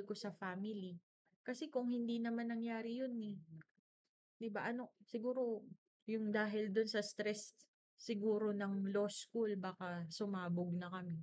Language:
Filipino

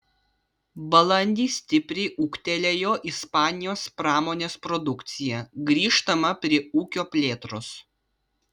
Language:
Lithuanian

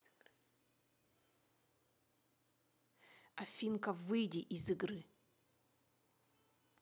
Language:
Russian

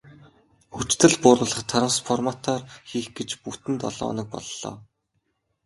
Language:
Mongolian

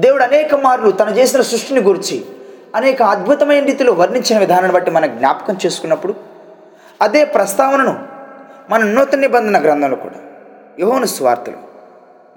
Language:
Telugu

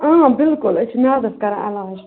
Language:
Kashmiri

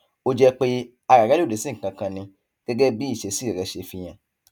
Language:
Yoruba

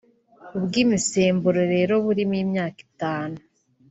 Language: Kinyarwanda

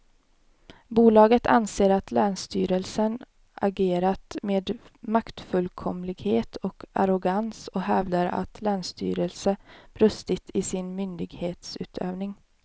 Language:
Swedish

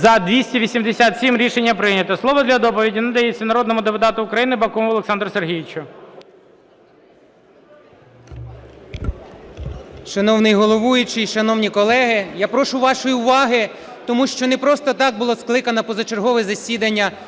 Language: Ukrainian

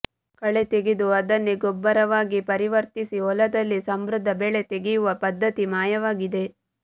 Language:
Kannada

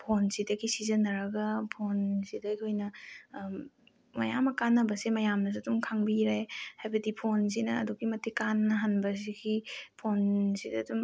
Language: Manipuri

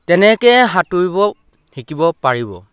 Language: Assamese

